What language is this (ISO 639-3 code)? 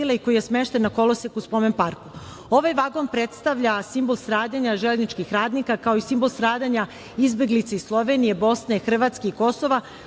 srp